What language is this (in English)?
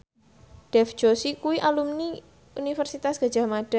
Javanese